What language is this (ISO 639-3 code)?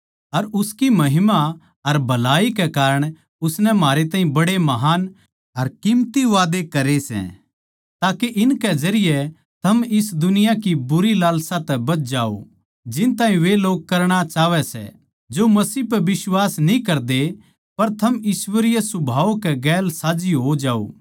bgc